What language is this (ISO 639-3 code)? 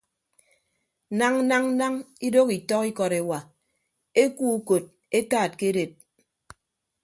ibb